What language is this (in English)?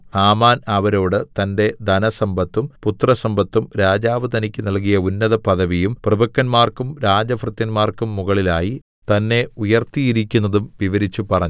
Malayalam